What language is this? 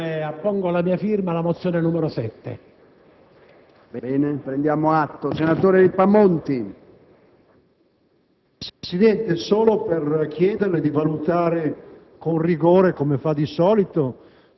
Italian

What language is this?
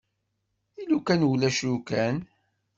Kabyle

